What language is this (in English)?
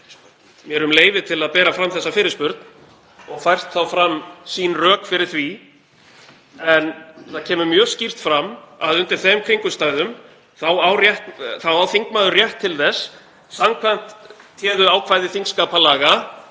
Icelandic